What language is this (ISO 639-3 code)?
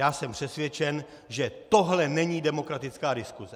ces